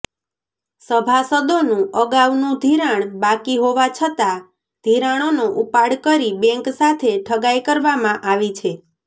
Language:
Gujarati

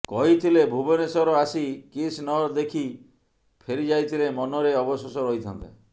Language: Odia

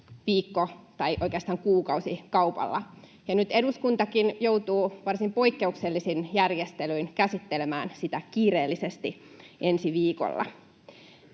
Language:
Finnish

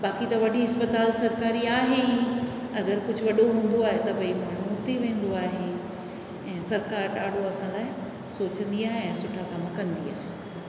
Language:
Sindhi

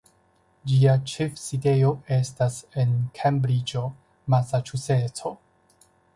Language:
Esperanto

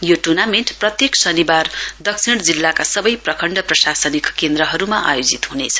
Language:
Nepali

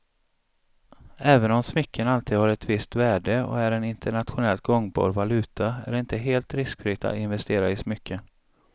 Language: Swedish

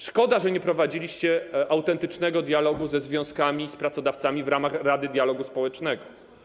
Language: Polish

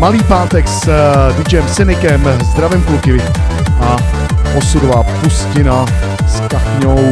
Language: Czech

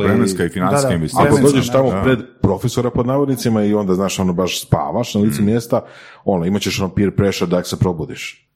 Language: Croatian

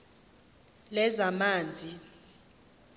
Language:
Xhosa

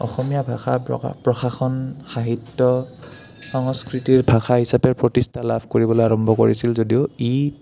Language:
Assamese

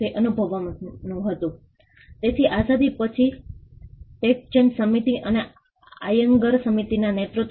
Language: Gujarati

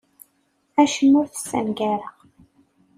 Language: Kabyle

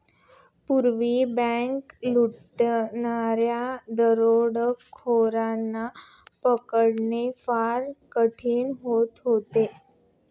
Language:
Marathi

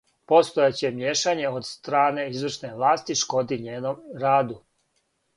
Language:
Serbian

